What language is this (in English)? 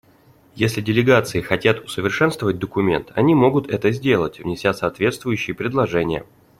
Russian